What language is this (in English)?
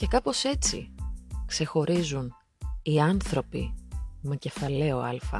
Greek